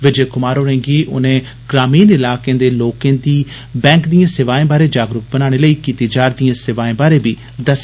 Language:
Dogri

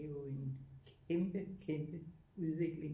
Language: Danish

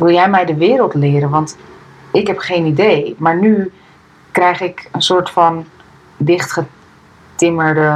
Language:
Dutch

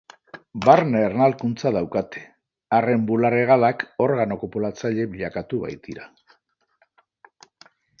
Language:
Basque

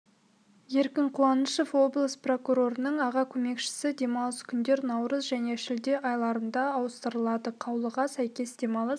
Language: Kazakh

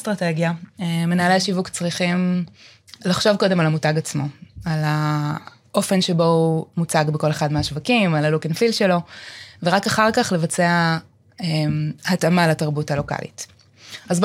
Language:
Hebrew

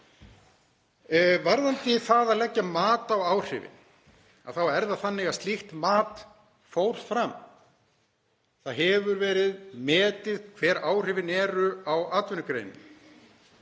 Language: Icelandic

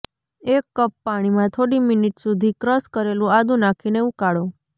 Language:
Gujarati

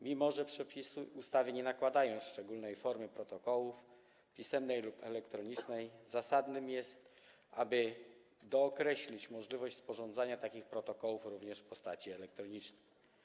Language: Polish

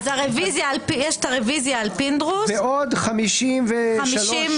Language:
Hebrew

